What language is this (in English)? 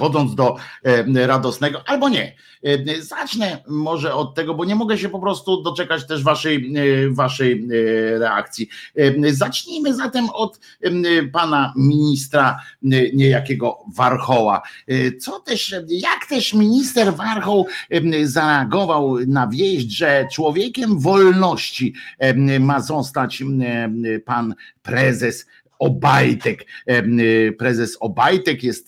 Polish